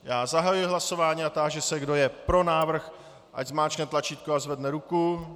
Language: Czech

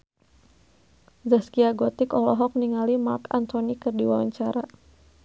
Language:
Sundanese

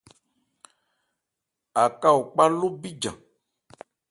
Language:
Ebrié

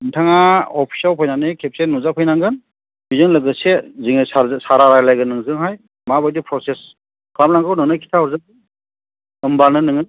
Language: Bodo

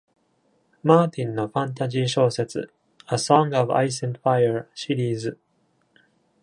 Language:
Japanese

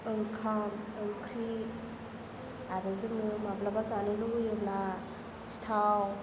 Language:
Bodo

